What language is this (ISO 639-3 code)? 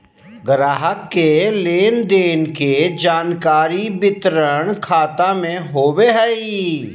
mag